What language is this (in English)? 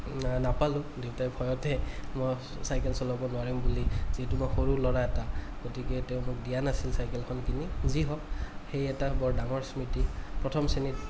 Assamese